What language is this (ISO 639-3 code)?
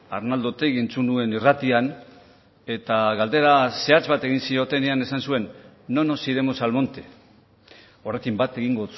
eus